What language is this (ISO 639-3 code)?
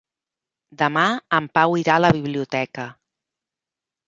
cat